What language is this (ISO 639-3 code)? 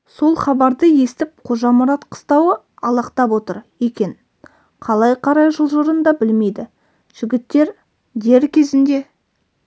kaz